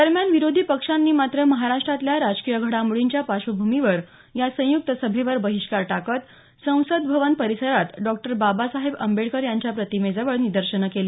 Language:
Marathi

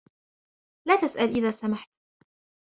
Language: Arabic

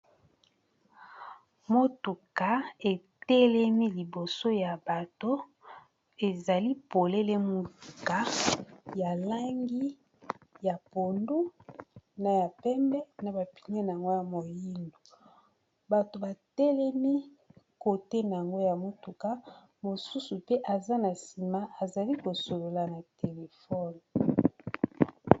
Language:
Lingala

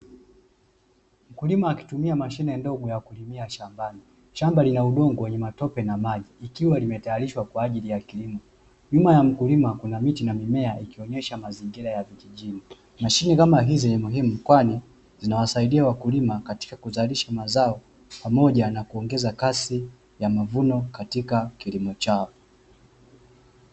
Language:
Swahili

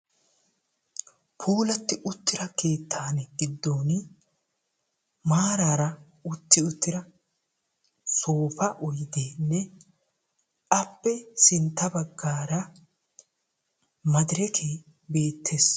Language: Wolaytta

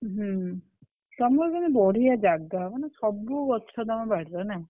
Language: Odia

